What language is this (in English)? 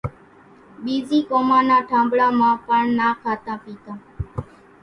Kachi Koli